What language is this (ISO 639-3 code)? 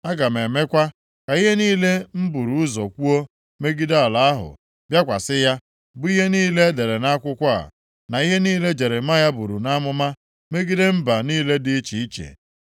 ibo